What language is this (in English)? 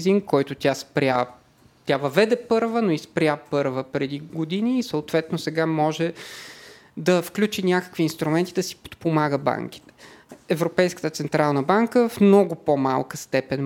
Bulgarian